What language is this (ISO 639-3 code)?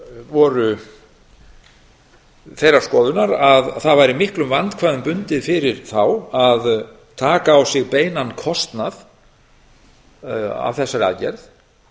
isl